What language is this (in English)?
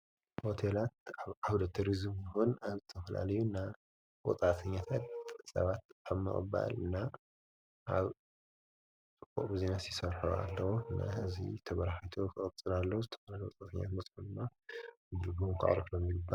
Tigrinya